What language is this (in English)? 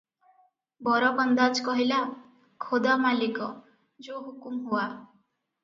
Odia